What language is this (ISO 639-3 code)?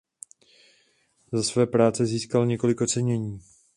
ces